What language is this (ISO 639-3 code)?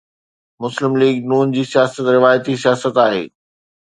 snd